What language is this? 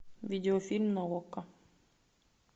Russian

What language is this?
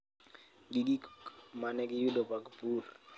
Luo (Kenya and Tanzania)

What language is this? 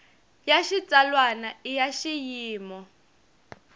Tsonga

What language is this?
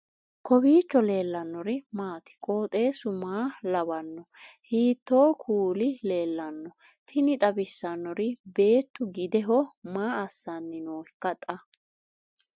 Sidamo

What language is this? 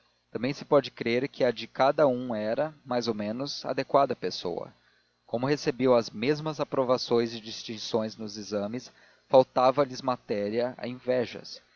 Portuguese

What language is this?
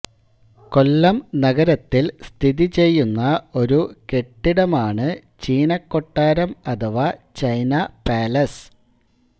Malayalam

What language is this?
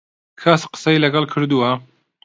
Central Kurdish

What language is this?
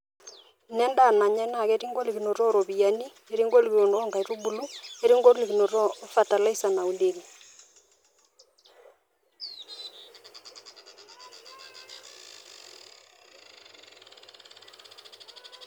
Masai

